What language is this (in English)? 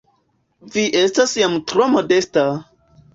Esperanto